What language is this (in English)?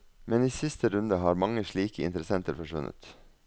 Norwegian